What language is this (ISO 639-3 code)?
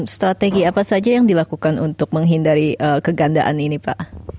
ind